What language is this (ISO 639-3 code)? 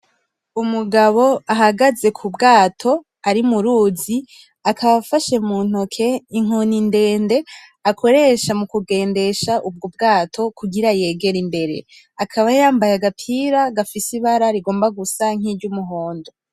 run